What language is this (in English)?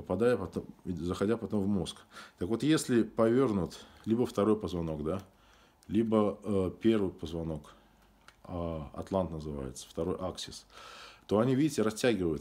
Russian